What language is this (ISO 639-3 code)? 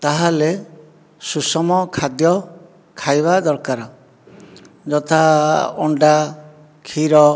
ori